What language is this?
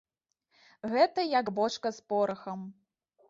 Belarusian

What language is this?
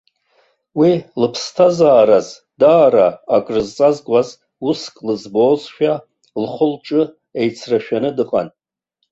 Abkhazian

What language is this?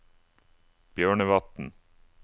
Norwegian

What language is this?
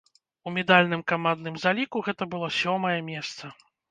Belarusian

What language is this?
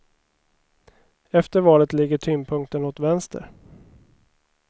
Swedish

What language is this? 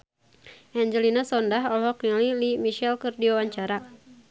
Sundanese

